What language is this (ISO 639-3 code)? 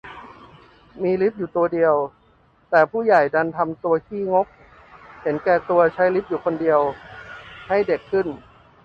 tha